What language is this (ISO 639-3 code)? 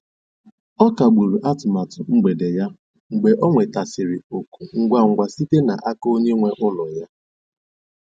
ibo